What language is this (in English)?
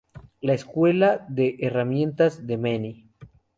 Spanish